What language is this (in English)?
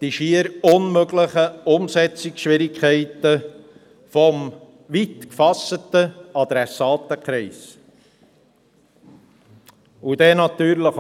Swiss German